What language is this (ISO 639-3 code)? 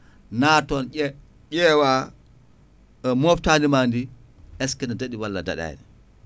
ful